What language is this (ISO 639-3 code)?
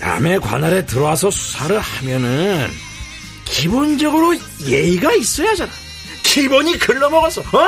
kor